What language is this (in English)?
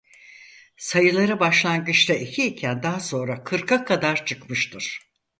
Turkish